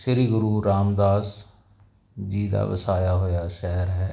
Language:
Punjabi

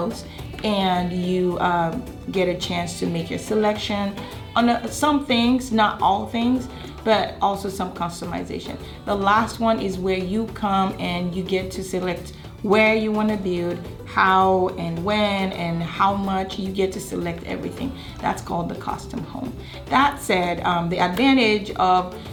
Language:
English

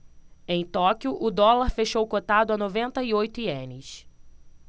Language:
Portuguese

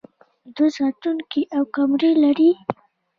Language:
Pashto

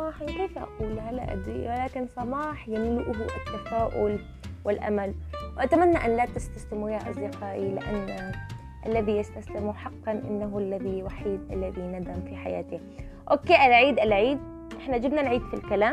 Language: Arabic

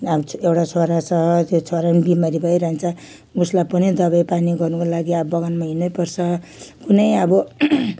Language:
Nepali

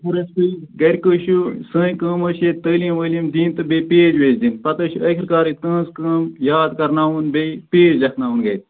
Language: Kashmiri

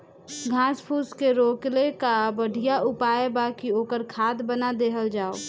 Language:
Bhojpuri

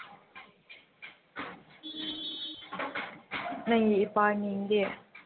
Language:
Manipuri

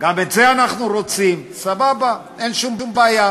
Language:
Hebrew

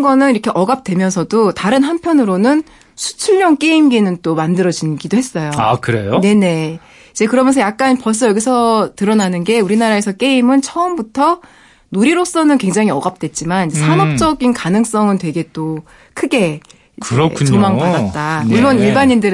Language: Korean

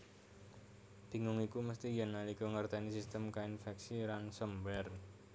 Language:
Javanese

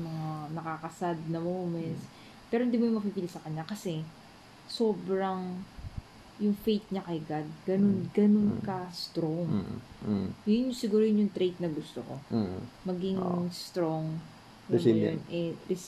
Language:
Filipino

